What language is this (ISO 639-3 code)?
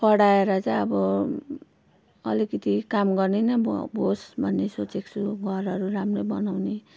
nep